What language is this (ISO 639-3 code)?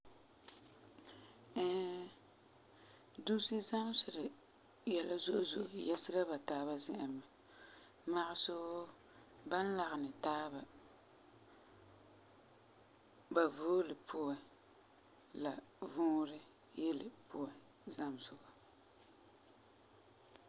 gur